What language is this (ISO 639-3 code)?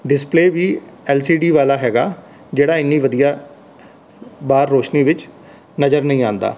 pan